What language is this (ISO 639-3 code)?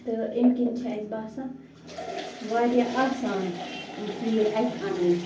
kas